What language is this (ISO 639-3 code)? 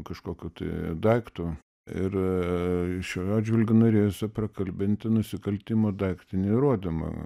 lit